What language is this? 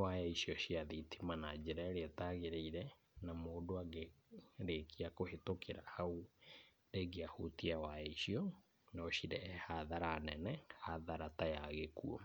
Kikuyu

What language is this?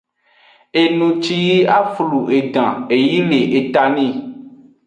Aja (Benin)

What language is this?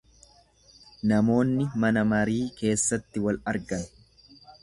Oromo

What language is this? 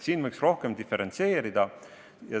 Estonian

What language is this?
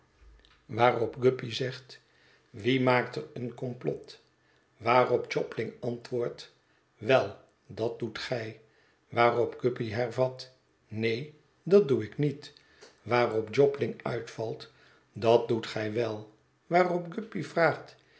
Dutch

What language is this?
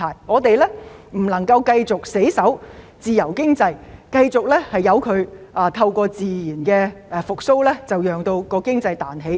Cantonese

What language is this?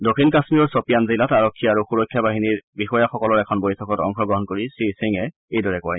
Assamese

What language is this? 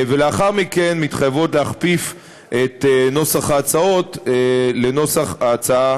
Hebrew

